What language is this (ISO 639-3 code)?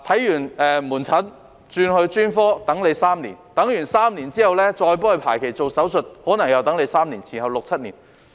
yue